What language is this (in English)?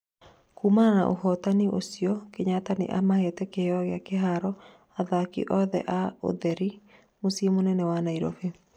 Kikuyu